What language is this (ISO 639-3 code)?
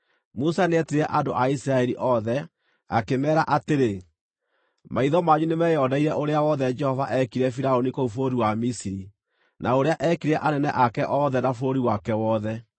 kik